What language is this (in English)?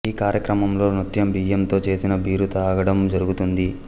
Telugu